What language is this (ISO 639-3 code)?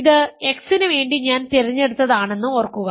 mal